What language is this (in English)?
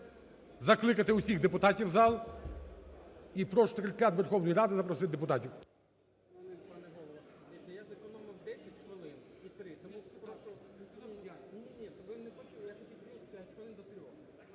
Ukrainian